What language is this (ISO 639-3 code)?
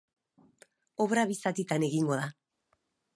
eus